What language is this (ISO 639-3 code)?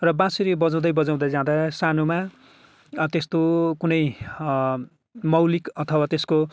nep